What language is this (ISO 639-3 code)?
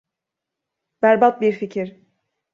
tur